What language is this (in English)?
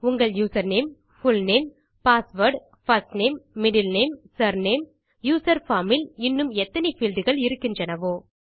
Tamil